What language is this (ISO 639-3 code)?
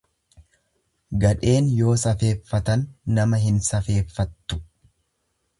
orm